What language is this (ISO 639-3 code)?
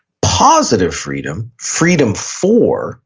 eng